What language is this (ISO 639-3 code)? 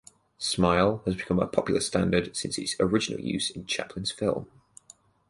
eng